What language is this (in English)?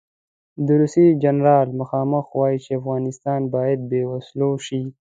Pashto